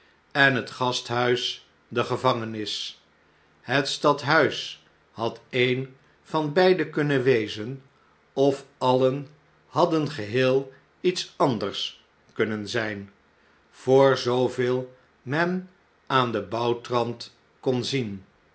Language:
Dutch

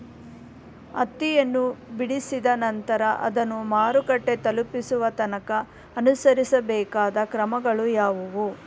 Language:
Kannada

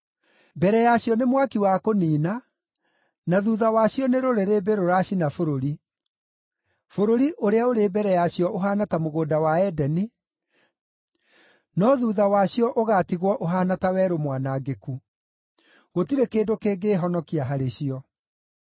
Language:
Kikuyu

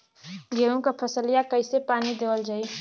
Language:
Bhojpuri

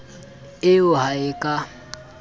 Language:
Southern Sotho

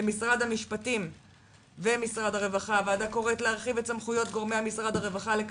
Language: Hebrew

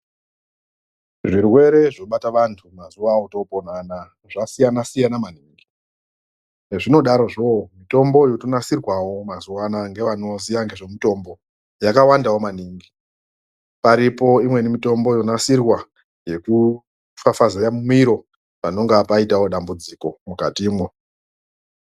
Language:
Ndau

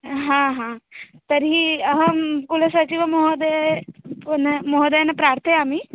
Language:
Sanskrit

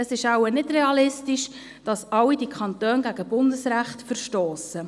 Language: Swiss German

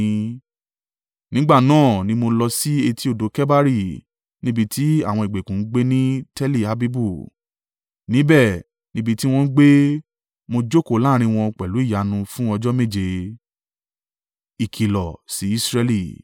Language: Yoruba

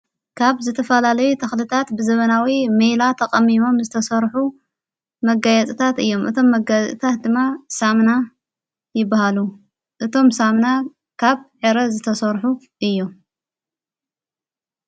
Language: Tigrinya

